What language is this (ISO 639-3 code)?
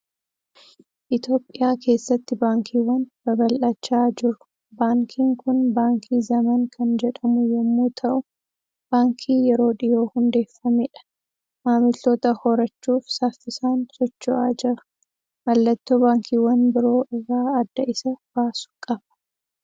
orm